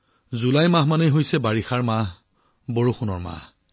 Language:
Assamese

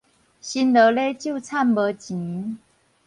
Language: Min Nan Chinese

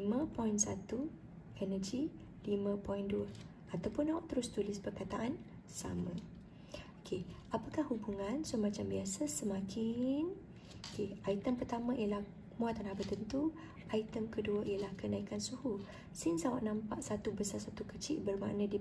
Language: Malay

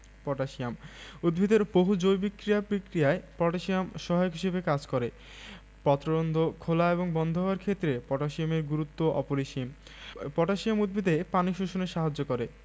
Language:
Bangla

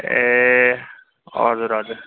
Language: Nepali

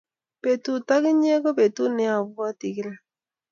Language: Kalenjin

